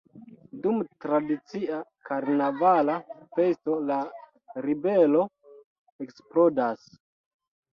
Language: Esperanto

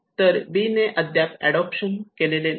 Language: Marathi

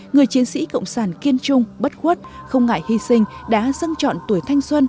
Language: Vietnamese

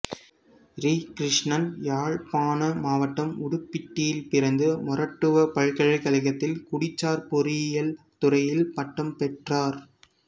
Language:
Tamil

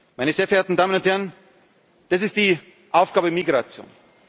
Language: German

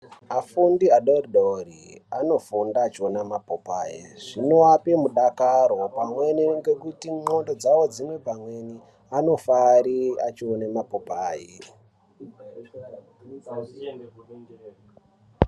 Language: Ndau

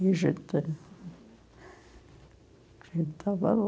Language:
Portuguese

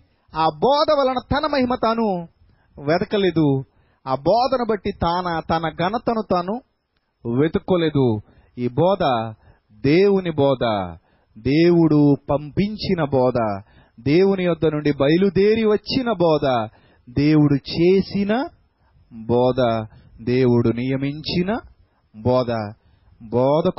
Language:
Telugu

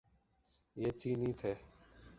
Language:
Urdu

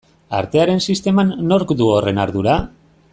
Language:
Basque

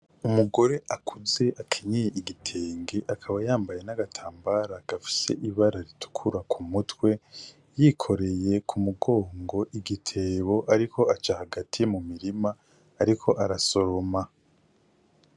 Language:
Rundi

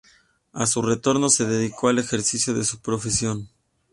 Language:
Spanish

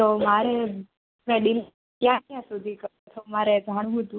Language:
Gujarati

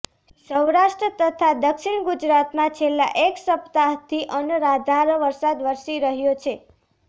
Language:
Gujarati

